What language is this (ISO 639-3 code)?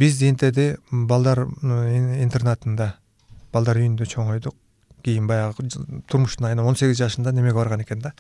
tur